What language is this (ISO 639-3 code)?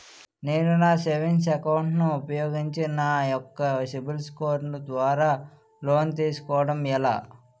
tel